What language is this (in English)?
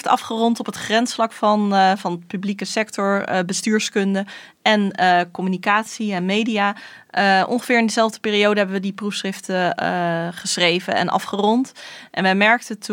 Dutch